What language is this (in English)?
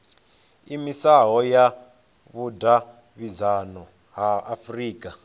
Venda